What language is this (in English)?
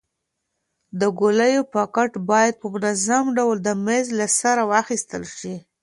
Pashto